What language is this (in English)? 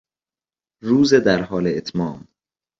Persian